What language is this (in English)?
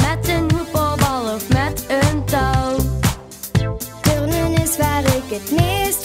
Dutch